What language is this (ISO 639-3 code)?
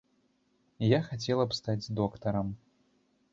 bel